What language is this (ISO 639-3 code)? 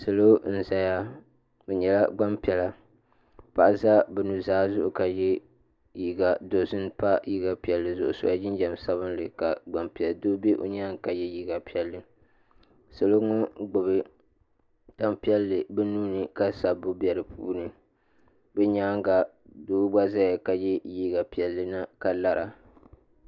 dag